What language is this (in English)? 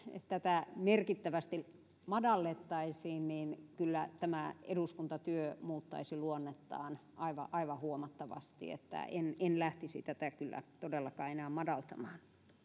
Finnish